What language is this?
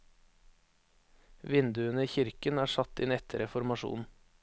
Norwegian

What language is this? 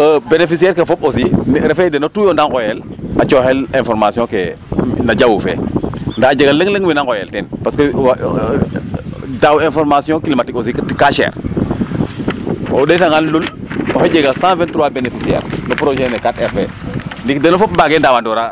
Serer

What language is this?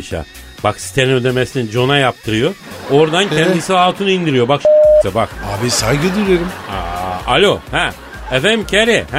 Turkish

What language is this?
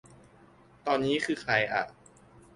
Thai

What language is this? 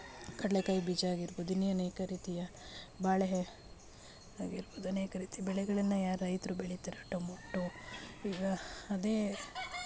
Kannada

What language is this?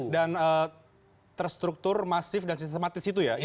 Indonesian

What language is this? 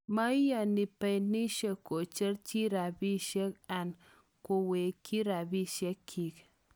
Kalenjin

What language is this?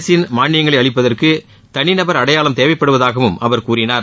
Tamil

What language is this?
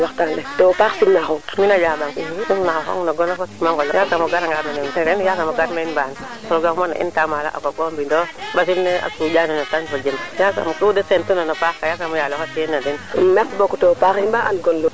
Serer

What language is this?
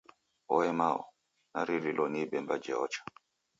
Taita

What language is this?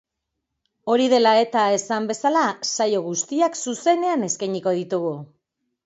Basque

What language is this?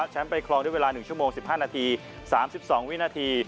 Thai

